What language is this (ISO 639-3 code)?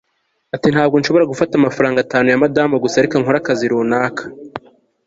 kin